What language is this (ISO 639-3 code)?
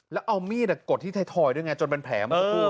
tha